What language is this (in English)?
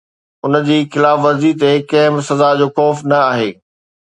Sindhi